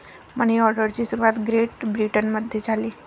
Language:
Marathi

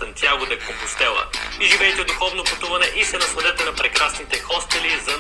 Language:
Bulgarian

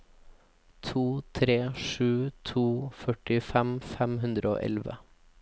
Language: Norwegian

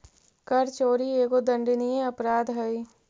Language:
Magahi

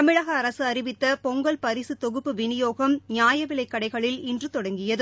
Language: Tamil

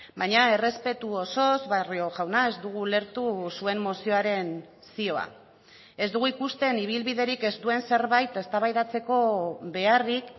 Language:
Basque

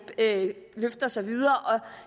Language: Danish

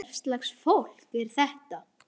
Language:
Icelandic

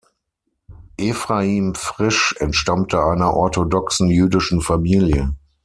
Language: German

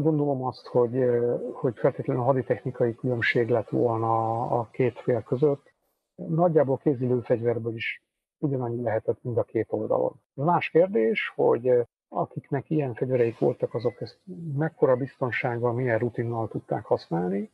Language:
Hungarian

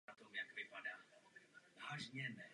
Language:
Czech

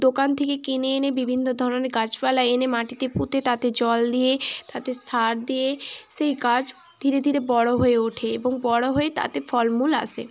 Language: Bangla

